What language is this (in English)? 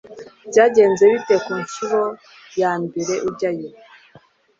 Kinyarwanda